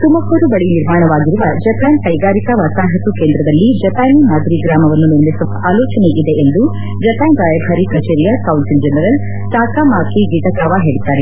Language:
Kannada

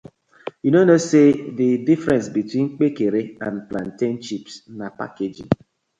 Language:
Nigerian Pidgin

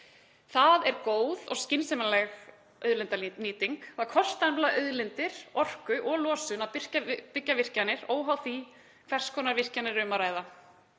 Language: Icelandic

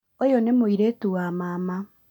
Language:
Kikuyu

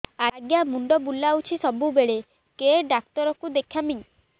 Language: Odia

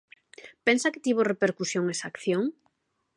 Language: Galician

